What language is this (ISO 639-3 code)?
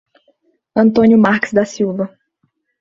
por